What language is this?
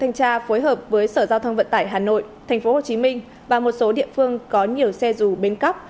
Vietnamese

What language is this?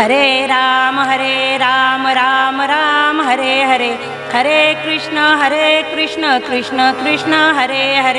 Marathi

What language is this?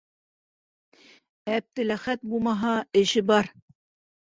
Bashkir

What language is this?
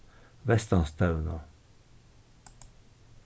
Faroese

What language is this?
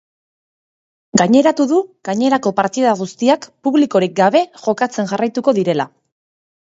Basque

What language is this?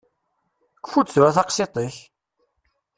Kabyle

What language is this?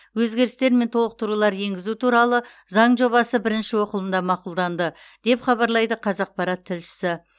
Kazakh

